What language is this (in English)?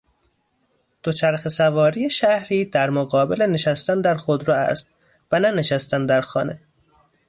Persian